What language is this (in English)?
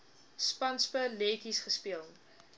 Afrikaans